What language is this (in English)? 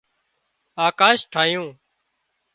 Wadiyara Koli